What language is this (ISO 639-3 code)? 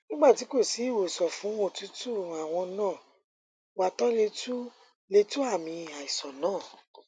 yor